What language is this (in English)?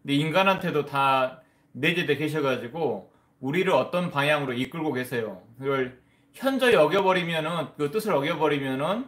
Korean